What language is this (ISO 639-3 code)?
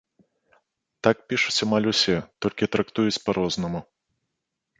bel